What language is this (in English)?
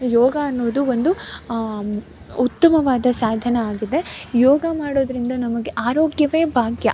Kannada